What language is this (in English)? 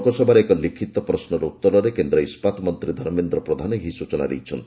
Odia